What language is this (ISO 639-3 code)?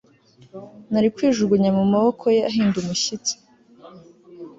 kin